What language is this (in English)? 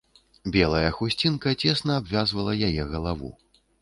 Belarusian